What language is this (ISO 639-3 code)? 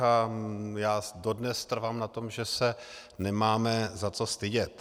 ces